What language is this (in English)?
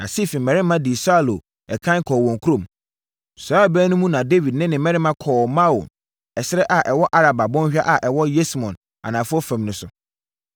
Akan